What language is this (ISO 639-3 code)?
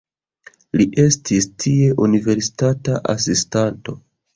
epo